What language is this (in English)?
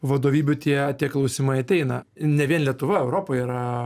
Lithuanian